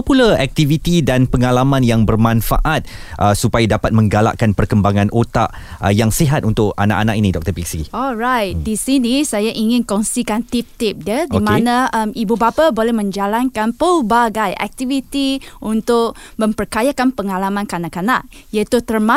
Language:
Malay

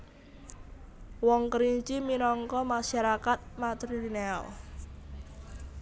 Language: Javanese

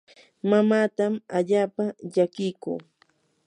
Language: Yanahuanca Pasco Quechua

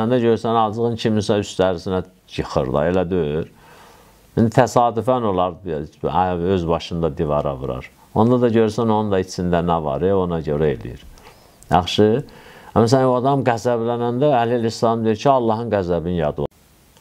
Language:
Turkish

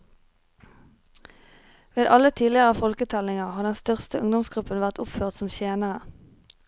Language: Norwegian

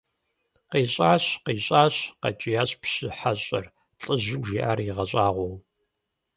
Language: Kabardian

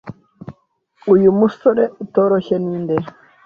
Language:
Kinyarwanda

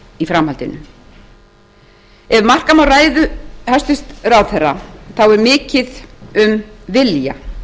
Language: Icelandic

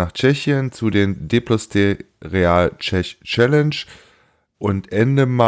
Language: German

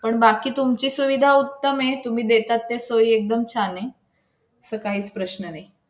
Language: Marathi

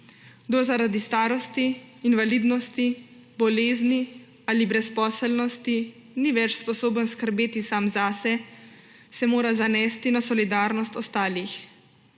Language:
Slovenian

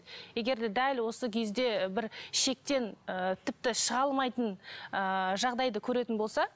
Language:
Kazakh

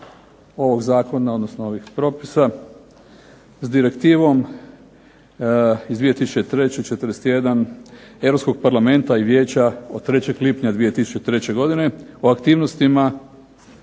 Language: Croatian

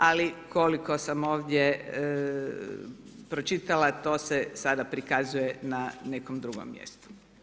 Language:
Croatian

